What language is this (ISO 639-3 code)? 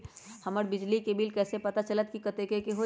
mag